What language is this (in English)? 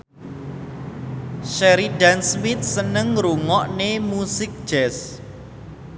Javanese